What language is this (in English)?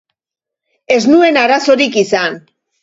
Basque